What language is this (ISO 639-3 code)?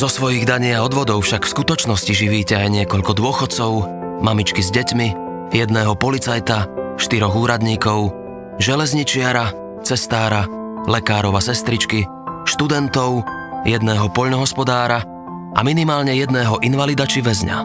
slk